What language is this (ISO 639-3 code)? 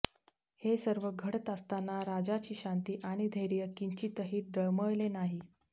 mar